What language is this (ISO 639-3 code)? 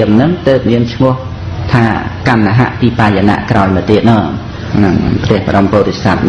khm